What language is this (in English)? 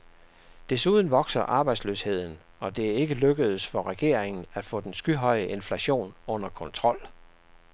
Danish